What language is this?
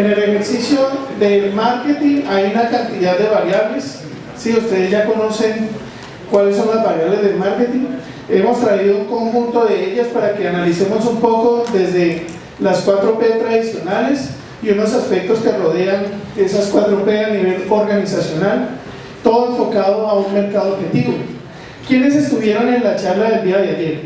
Spanish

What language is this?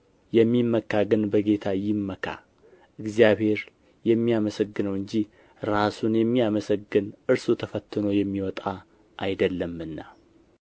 Amharic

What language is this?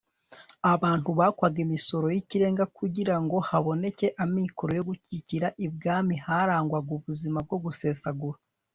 Kinyarwanda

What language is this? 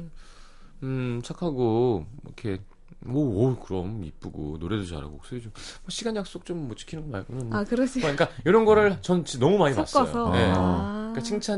Korean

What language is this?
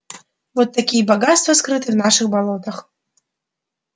Russian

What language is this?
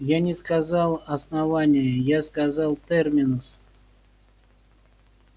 Russian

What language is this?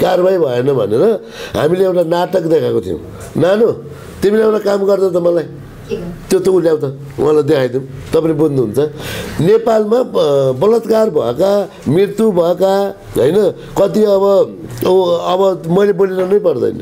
Turkish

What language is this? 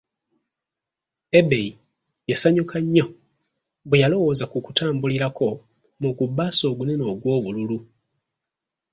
Ganda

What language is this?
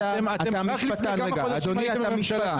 Hebrew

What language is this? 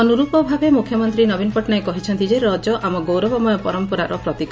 Odia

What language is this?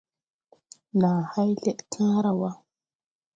Tupuri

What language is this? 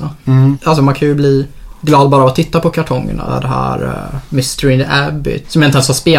Swedish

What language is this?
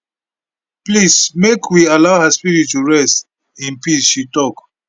Nigerian Pidgin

